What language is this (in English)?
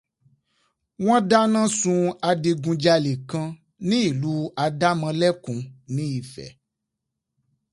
Yoruba